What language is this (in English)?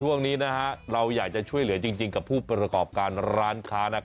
Thai